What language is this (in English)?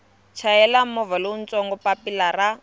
Tsonga